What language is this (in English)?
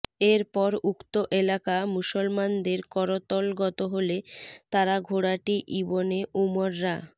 Bangla